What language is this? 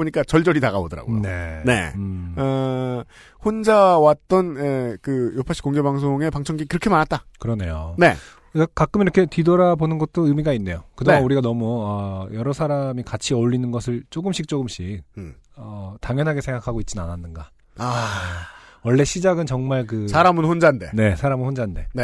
Korean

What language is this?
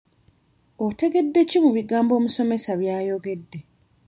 Ganda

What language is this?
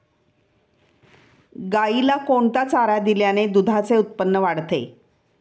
Marathi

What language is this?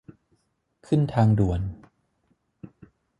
Thai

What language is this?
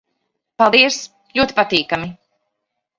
Latvian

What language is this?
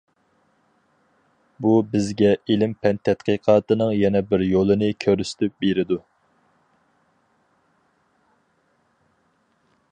Uyghur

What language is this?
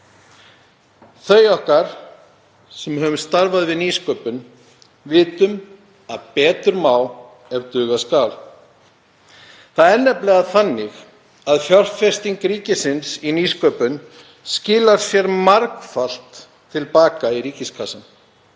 Icelandic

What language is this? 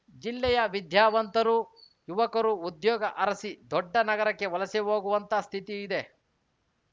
Kannada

